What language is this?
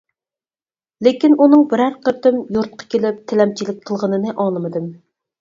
Uyghur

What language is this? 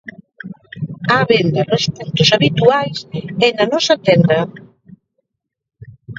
Galician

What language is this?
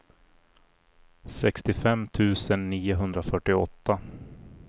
Swedish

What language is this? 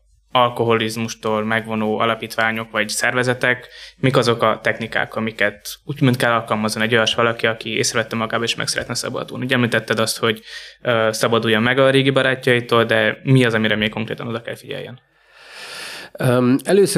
Hungarian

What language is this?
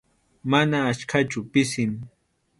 Arequipa-La Unión Quechua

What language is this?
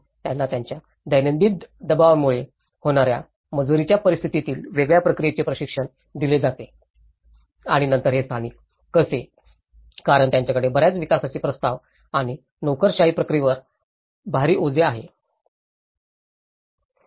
Marathi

